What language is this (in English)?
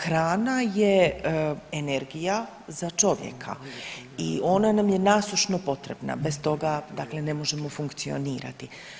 Croatian